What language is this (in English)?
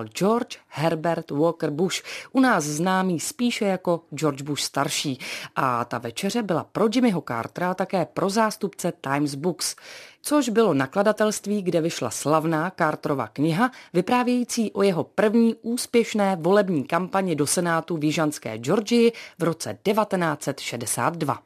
Czech